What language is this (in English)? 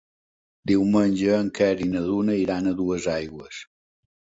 Catalan